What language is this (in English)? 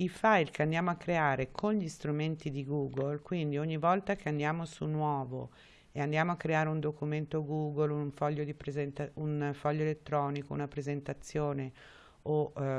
Italian